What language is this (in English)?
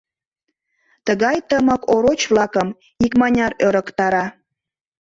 Mari